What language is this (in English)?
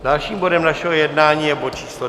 Czech